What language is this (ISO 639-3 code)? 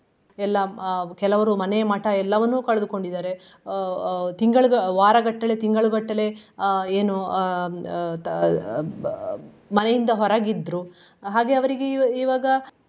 kan